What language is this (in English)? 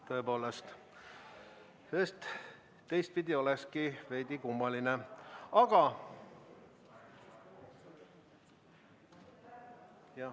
Estonian